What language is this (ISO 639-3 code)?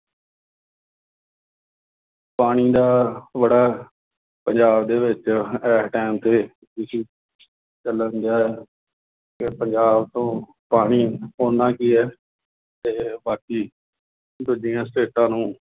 pan